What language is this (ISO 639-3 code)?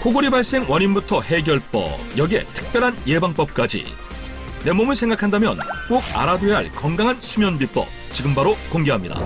kor